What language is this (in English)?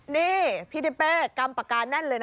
Thai